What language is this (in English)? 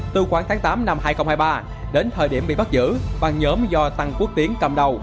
Vietnamese